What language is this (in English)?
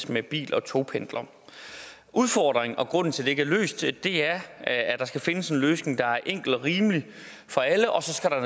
Danish